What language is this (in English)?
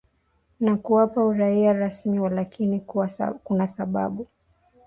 Swahili